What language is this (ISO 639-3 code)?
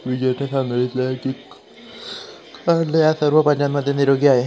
mar